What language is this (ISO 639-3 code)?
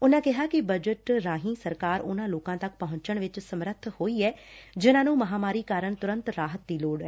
pan